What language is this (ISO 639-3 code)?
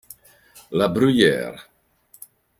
ita